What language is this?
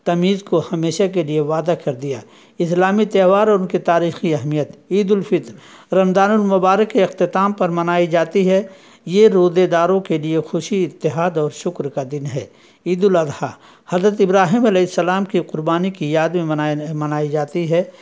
Urdu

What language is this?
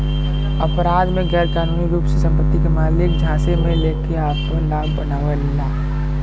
Bhojpuri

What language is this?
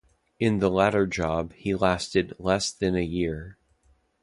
English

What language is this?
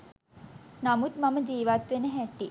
Sinhala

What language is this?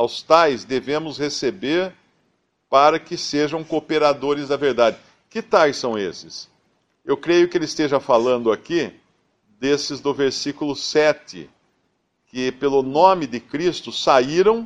Portuguese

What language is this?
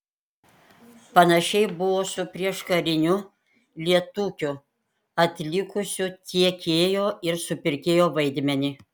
Lithuanian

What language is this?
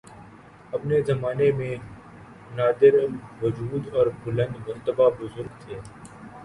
Urdu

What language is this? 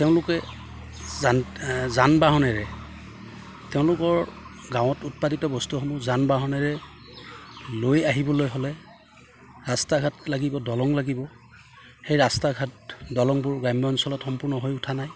Assamese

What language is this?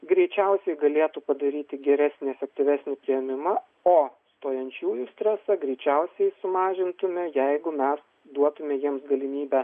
Lithuanian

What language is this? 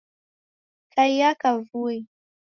Taita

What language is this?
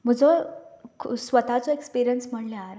Konkani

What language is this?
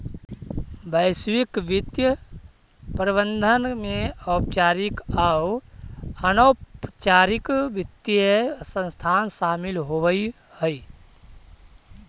Magahi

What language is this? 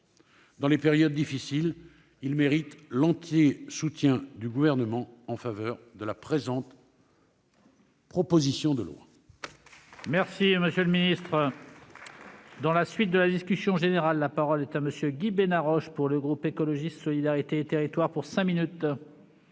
French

